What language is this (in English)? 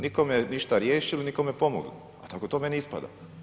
Croatian